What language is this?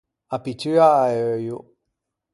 Ligurian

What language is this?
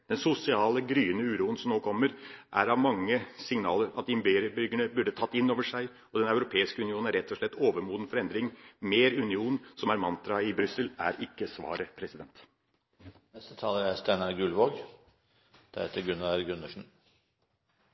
Norwegian Bokmål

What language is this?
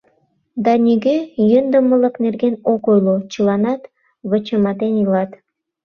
Mari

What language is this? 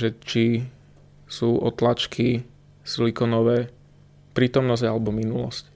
Slovak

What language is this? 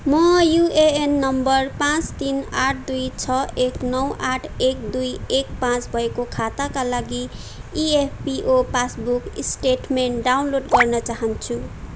Nepali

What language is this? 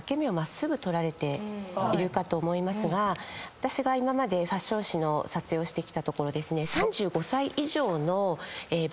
Japanese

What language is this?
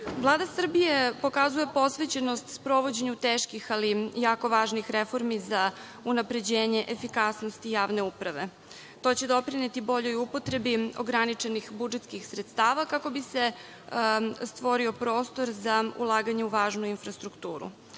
Serbian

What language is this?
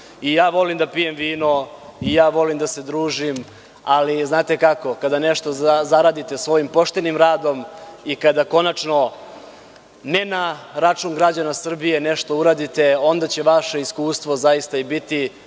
Serbian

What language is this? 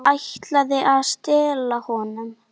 Icelandic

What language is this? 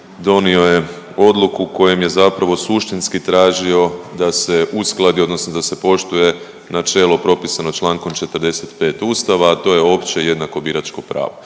Croatian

